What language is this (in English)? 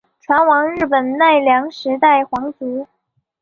Chinese